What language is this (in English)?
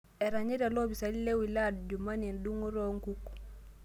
Masai